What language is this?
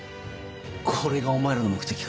Japanese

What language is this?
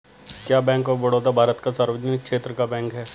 Hindi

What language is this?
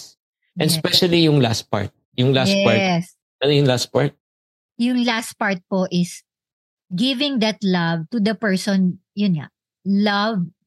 Filipino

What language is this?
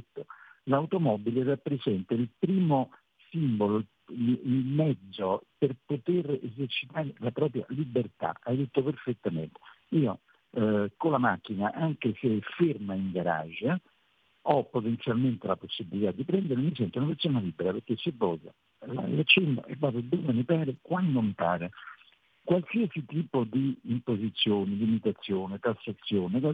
Italian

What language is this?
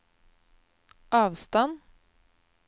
Norwegian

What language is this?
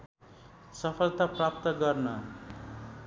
Nepali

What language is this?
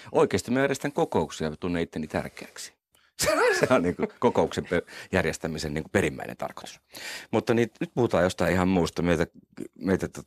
Finnish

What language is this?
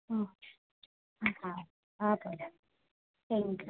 Gujarati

